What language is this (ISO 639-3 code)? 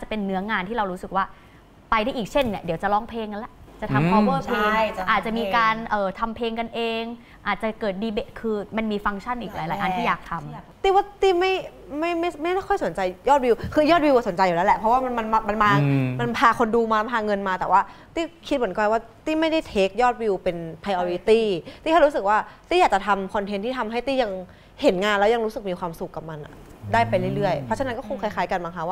tha